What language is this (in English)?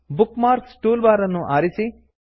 Kannada